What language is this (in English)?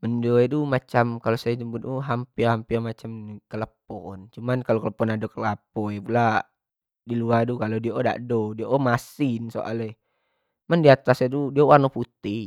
Jambi Malay